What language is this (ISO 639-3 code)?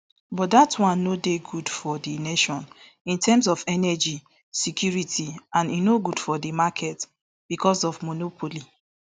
pcm